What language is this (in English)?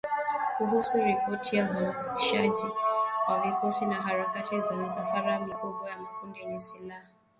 Swahili